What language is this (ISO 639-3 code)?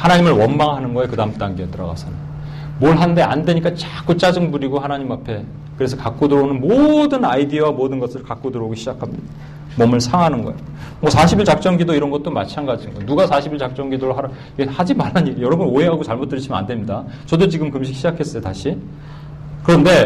kor